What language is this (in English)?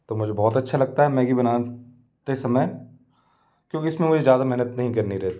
Hindi